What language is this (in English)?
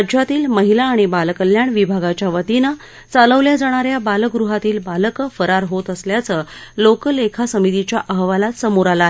Marathi